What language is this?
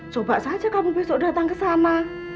Indonesian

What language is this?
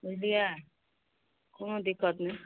Maithili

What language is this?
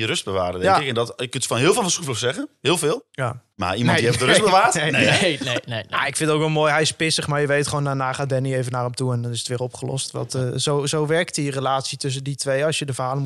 Dutch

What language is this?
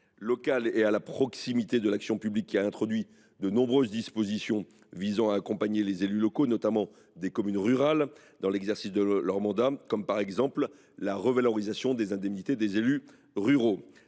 French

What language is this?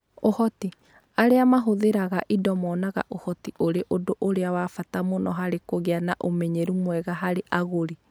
Kikuyu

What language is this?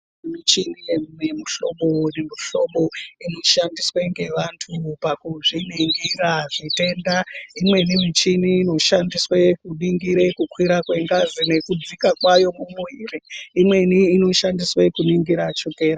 Ndau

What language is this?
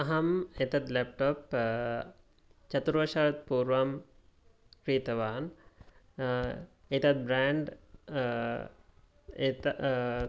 Sanskrit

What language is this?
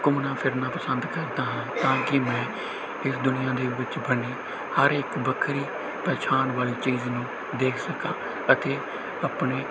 Punjabi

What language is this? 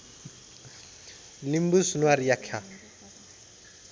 Nepali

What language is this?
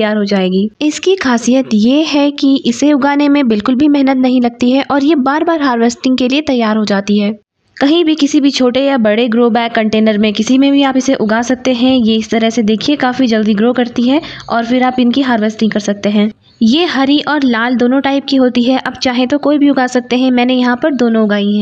Hindi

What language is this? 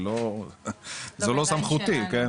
Hebrew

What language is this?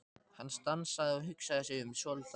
Icelandic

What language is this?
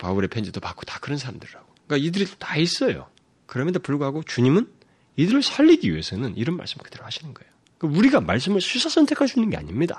Korean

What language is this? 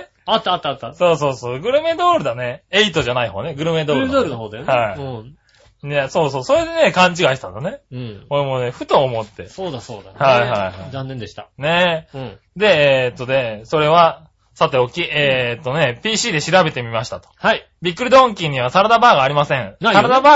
Japanese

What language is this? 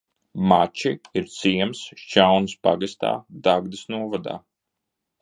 Latvian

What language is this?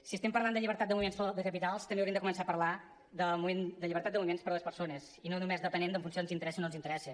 Catalan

